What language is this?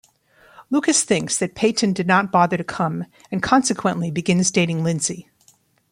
English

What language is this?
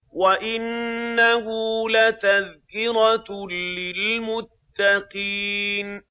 Arabic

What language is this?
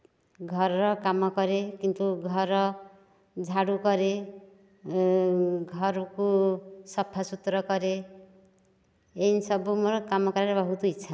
Odia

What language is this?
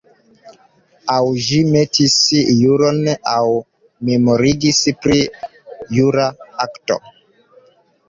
Esperanto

